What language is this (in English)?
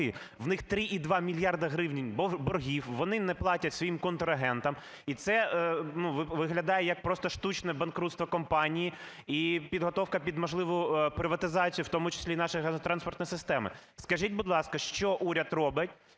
Ukrainian